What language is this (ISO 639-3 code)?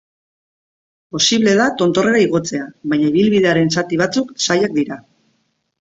eus